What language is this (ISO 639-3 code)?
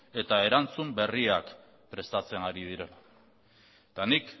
eus